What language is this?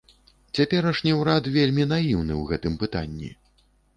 Belarusian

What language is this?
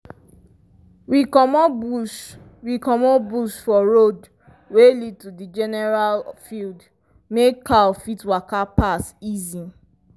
Nigerian Pidgin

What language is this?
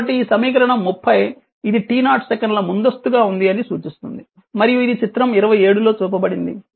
Telugu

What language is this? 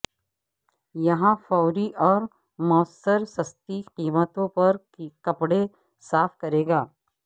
Urdu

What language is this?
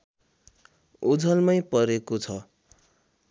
Nepali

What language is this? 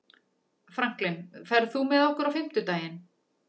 Icelandic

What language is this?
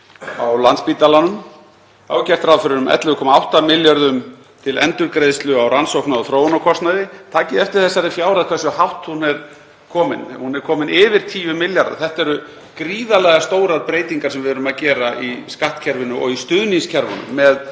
Icelandic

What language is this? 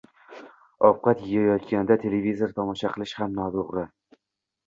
Uzbek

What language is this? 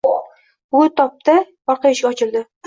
Uzbek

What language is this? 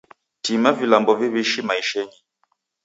Taita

